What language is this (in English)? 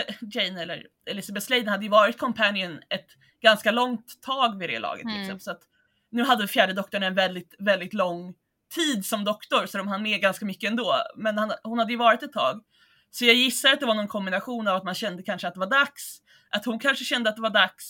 Swedish